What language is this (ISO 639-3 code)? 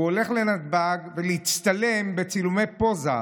heb